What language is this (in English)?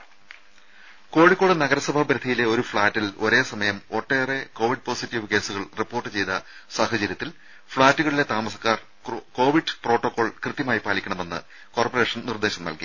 Malayalam